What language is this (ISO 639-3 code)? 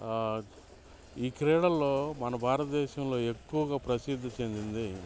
tel